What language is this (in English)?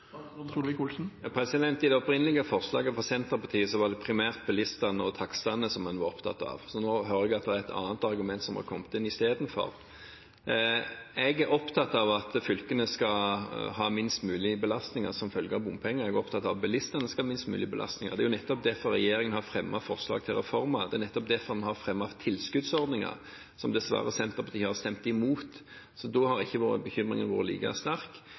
Norwegian